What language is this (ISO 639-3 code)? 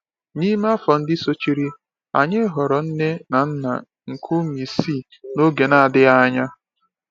ibo